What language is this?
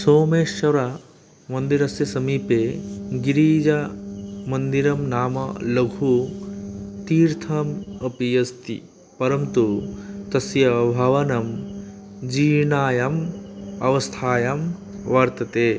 Sanskrit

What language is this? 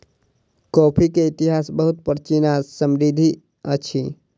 Maithili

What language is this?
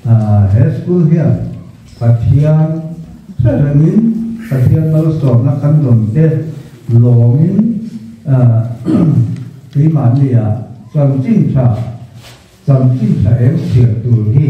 Arabic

